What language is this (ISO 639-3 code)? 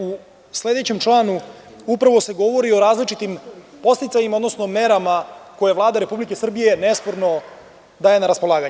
srp